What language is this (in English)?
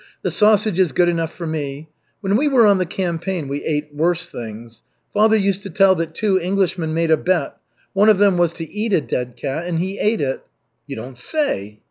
English